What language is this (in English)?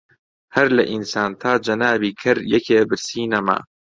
Central Kurdish